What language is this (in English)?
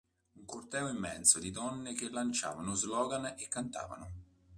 Italian